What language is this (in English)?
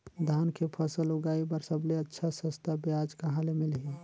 Chhattisgarhi